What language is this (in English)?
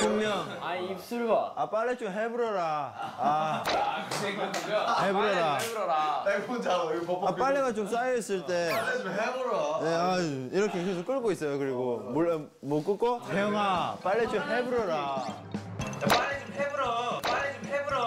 Korean